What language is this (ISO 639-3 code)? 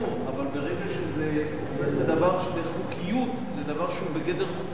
heb